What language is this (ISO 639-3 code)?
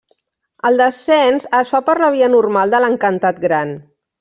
cat